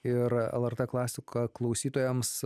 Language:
Lithuanian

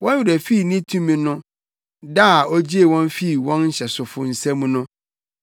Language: Akan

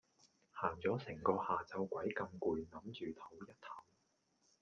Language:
Cantonese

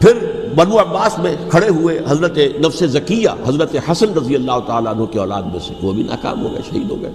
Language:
Urdu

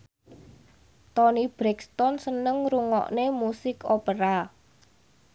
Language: Javanese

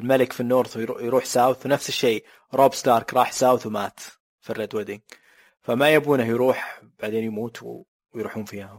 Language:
Arabic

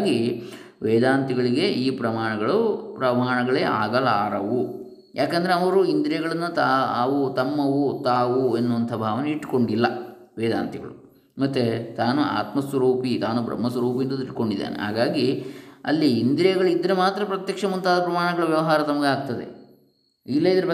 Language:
Kannada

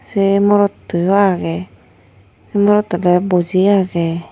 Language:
Chakma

